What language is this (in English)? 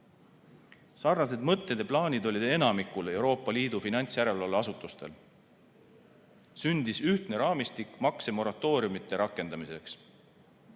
Estonian